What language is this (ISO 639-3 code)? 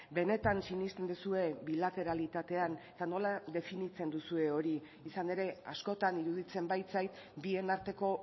eus